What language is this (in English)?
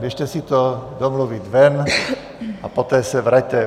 Czech